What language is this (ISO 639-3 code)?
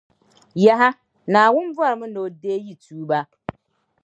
dag